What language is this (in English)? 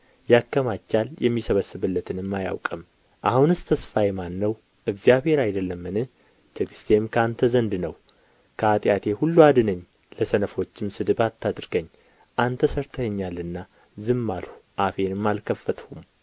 Amharic